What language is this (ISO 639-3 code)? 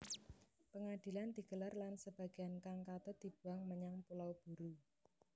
jav